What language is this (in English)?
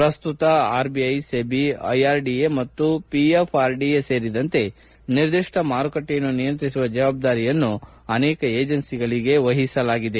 Kannada